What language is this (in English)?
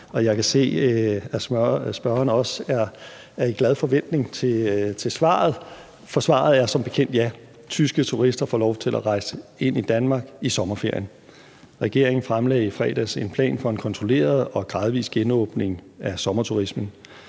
Danish